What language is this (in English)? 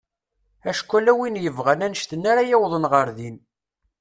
Kabyle